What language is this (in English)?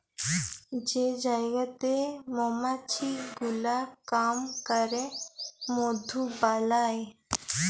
Bangla